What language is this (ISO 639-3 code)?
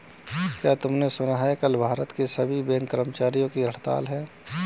hin